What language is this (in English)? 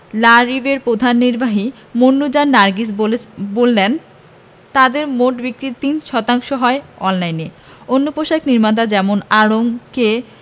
Bangla